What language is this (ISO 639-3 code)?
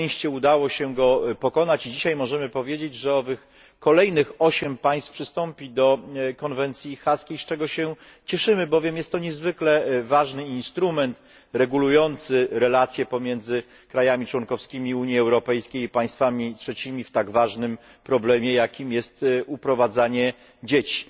pol